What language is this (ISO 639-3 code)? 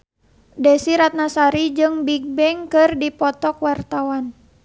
sun